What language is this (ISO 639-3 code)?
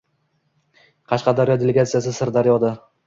uzb